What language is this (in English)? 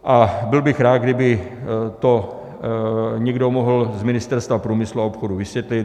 Czech